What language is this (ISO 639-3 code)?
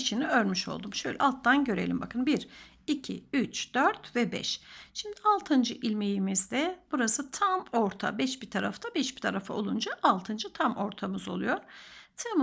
tur